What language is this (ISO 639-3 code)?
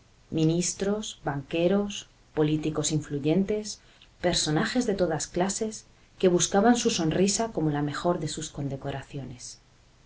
spa